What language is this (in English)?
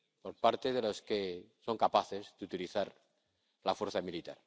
Spanish